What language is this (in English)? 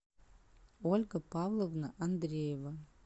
Russian